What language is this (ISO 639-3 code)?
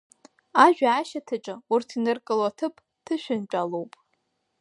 abk